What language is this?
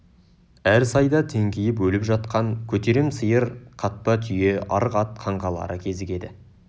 Kazakh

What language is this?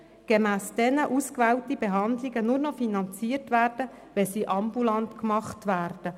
Swiss German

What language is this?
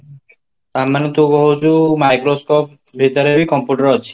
Odia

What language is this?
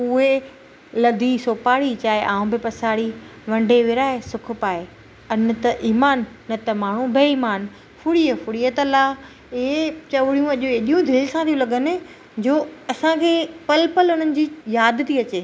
Sindhi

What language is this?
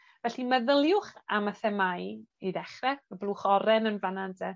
Welsh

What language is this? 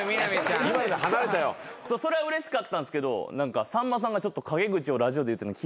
Japanese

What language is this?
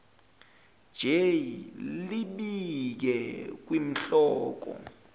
Zulu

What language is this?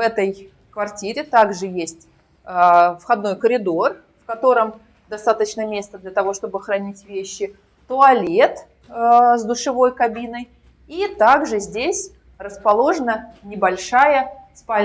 Russian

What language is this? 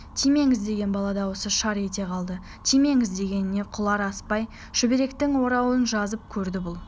Kazakh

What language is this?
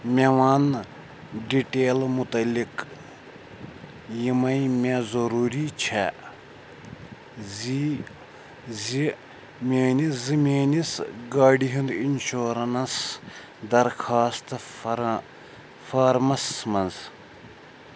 Kashmiri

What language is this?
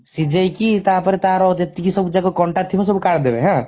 Odia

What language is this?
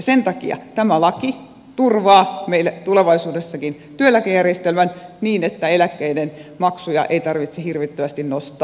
Finnish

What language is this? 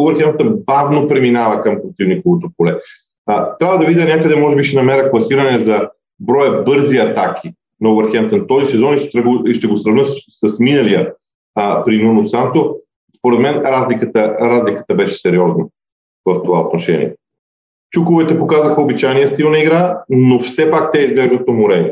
Bulgarian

